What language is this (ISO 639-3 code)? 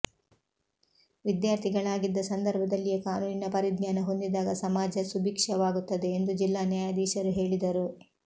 kan